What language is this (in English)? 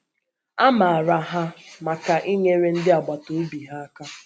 Igbo